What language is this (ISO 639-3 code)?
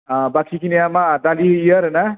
brx